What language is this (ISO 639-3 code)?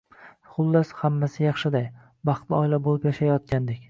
uzb